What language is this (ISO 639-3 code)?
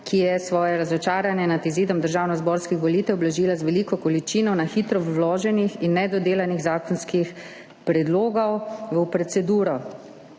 slv